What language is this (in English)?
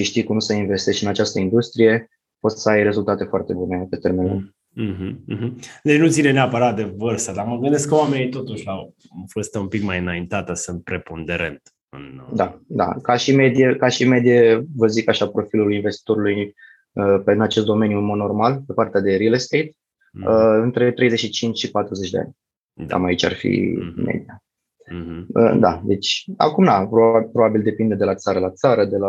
Romanian